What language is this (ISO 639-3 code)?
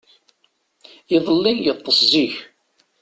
kab